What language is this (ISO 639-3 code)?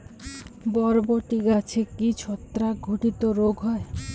ben